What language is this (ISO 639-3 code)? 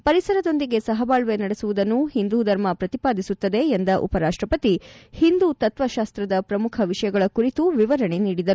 kan